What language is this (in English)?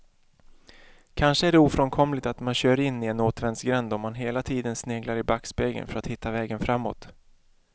Swedish